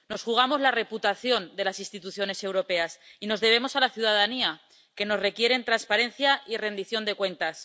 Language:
Spanish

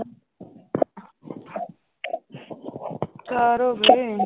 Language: Punjabi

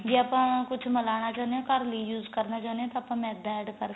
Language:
Punjabi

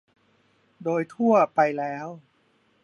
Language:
Thai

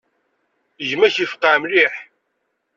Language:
Kabyle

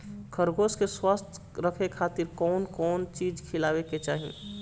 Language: Bhojpuri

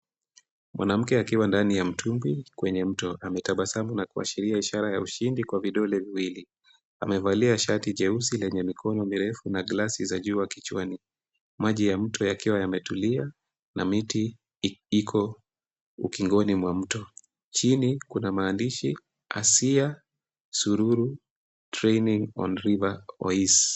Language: Swahili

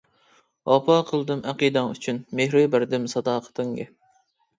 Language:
Uyghur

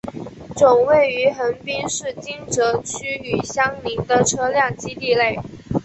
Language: Chinese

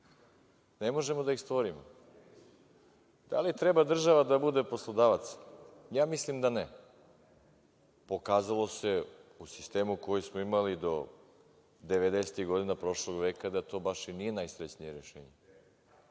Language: Serbian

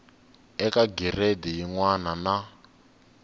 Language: Tsonga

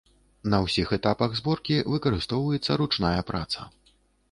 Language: Belarusian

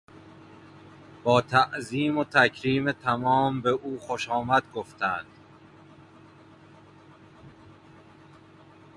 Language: Persian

